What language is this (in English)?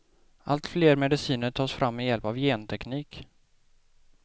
Swedish